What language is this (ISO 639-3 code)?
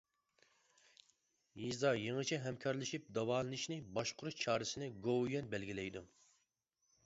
uig